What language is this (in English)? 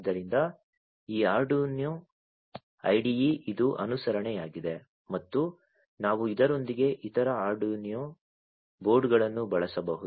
Kannada